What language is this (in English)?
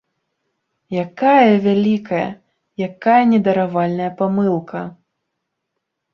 Belarusian